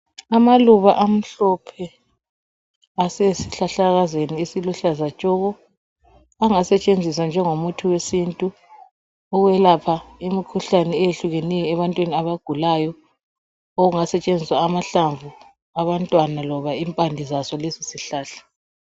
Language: North Ndebele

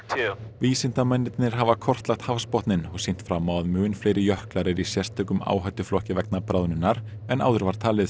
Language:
Icelandic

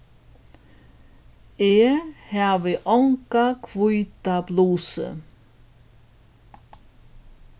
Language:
Faroese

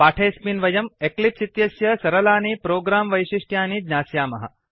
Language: Sanskrit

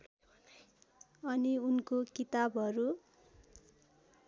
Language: Nepali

